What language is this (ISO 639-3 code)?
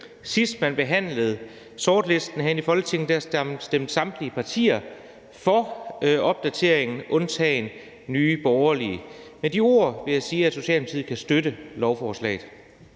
dan